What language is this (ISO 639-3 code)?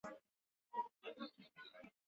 zho